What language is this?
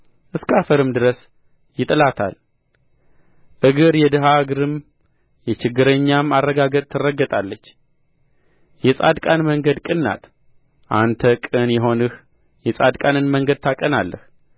Amharic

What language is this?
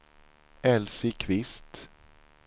Swedish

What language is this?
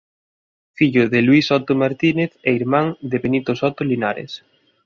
Galician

